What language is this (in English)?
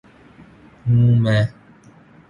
Urdu